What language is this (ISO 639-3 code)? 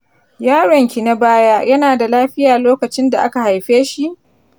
hau